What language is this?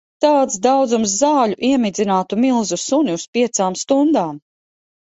Latvian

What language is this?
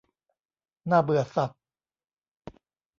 Thai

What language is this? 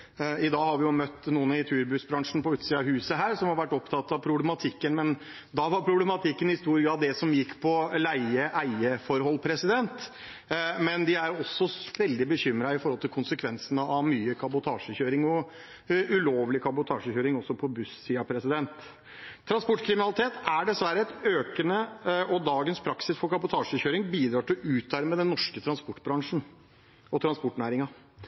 Norwegian Bokmål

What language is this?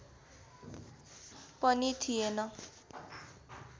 Nepali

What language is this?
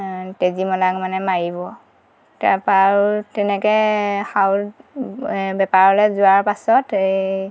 Assamese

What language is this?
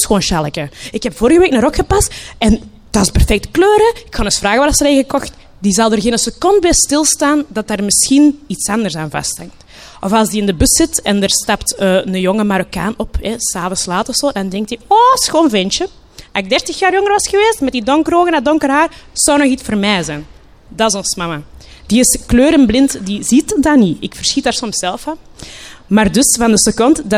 Dutch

